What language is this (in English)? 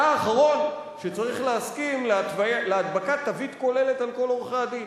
Hebrew